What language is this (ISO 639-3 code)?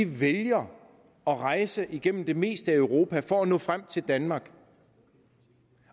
dan